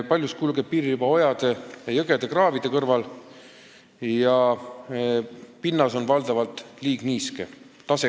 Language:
Estonian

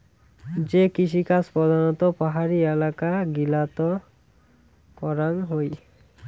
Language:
Bangla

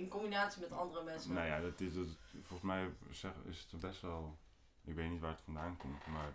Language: Dutch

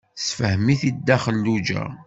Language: Kabyle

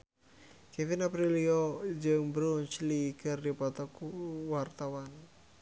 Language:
Sundanese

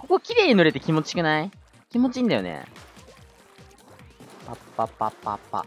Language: Japanese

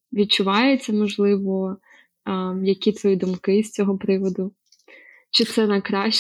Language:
Ukrainian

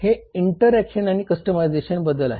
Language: Marathi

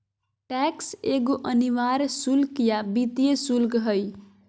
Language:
Magahi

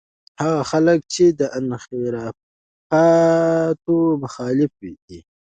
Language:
Pashto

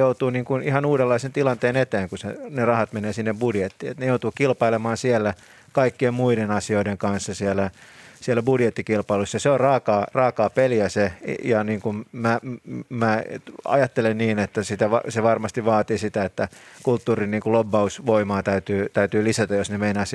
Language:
Finnish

